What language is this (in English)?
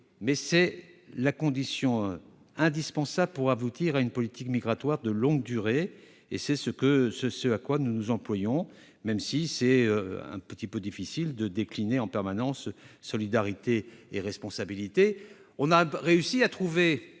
French